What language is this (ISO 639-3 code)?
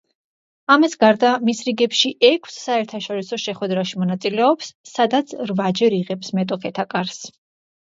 kat